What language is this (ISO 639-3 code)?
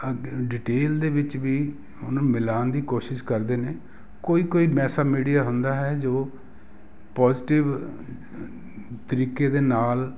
pan